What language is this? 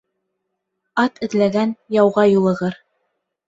Bashkir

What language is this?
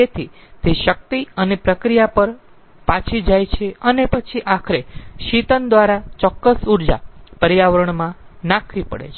Gujarati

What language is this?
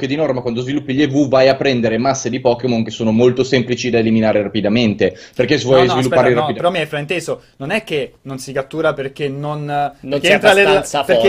Italian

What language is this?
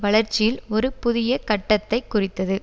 Tamil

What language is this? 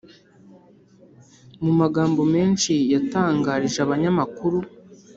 Kinyarwanda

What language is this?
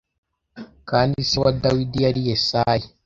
Kinyarwanda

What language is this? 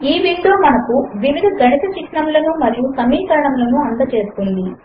Telugu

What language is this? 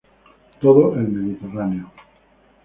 Spanish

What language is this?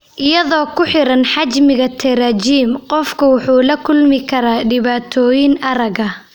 Somali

